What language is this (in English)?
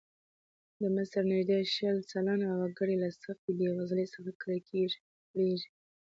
Pashto